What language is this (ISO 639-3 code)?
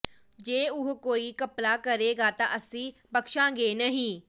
pan